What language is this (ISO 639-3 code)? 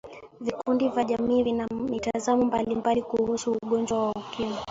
swa